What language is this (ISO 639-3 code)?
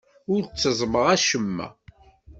kab